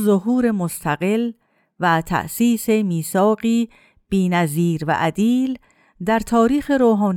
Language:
Persian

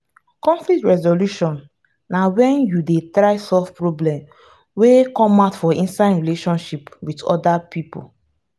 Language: Nigerian Pidgin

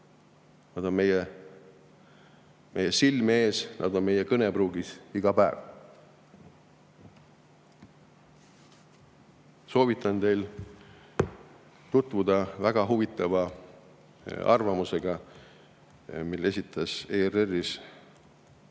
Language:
Estonian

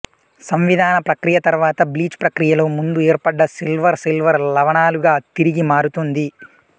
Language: Telugu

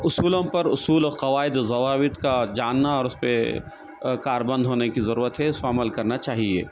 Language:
Urdu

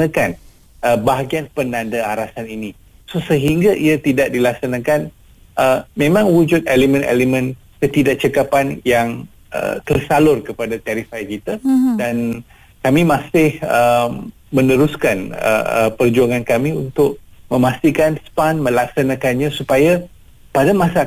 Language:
Malay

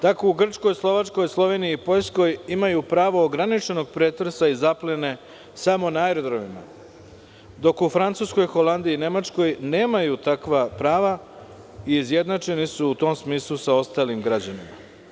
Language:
Serbian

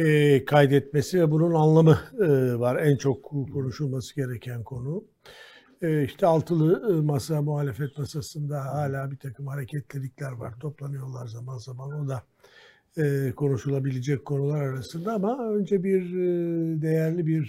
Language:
Turkish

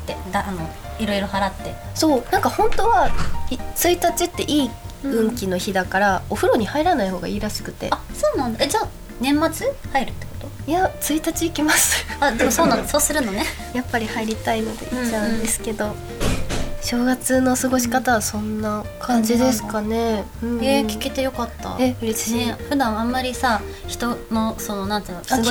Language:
Japanese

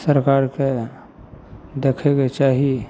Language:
Maithili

